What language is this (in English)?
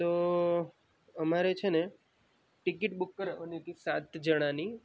Gujarati